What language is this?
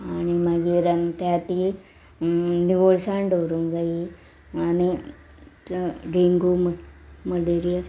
Konkani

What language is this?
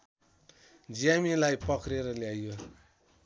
Nepali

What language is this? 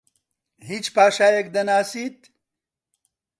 Central Kurdish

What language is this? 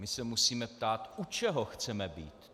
Czech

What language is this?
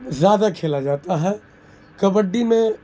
Urdu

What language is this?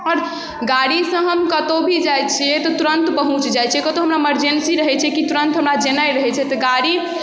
Maithili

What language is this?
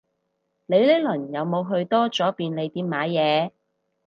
Cantonese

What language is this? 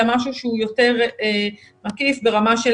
Hebrew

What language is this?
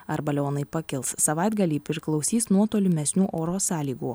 Lithuanian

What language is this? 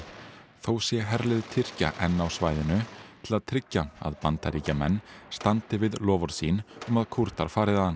Icelandic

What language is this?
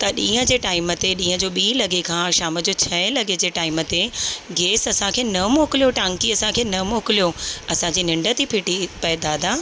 Sindhi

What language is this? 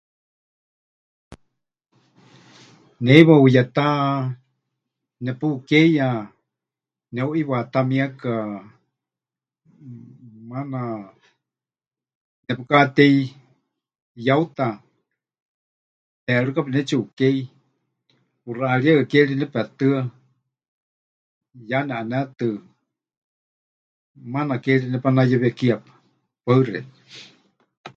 Huichol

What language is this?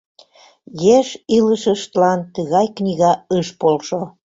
Mari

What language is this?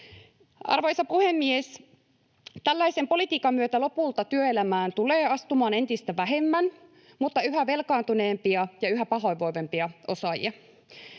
Finnish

